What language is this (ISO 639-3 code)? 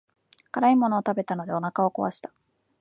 jpn